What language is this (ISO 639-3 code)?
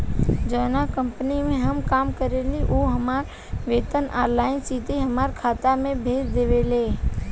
bho